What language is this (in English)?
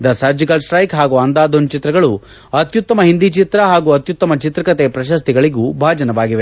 Kannada